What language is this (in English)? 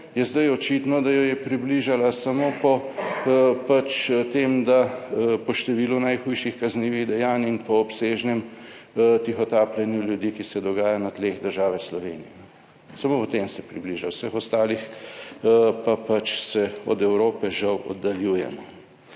Slovenian